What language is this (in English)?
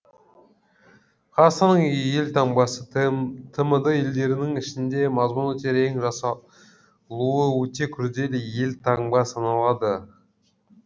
Kazakh